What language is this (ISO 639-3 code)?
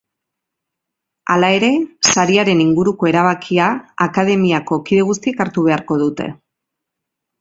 eus